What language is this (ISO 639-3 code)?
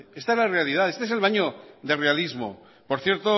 spa